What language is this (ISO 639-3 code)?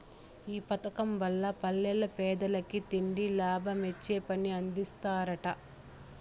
tel